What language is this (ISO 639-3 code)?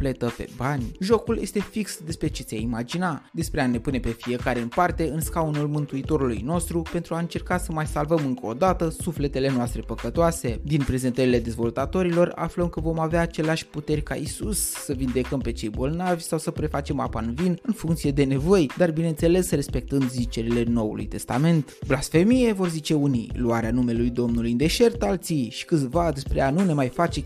ron